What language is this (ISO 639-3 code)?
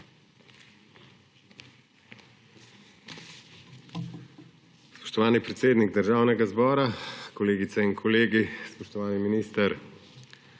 slv